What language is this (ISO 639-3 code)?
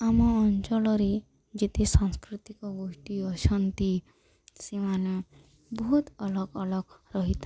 ori